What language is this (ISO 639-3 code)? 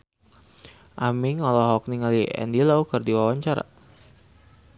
sun